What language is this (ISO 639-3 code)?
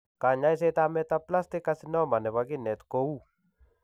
kln